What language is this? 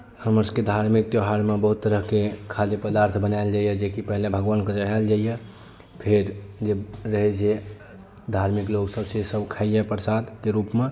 Maithili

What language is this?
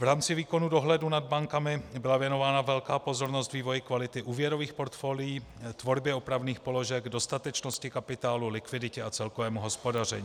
Czech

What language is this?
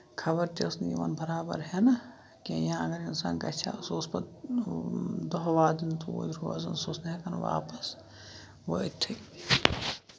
Kashmiri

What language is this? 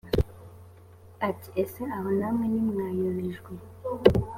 Kinyarwanda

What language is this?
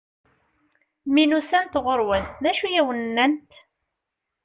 Kabyle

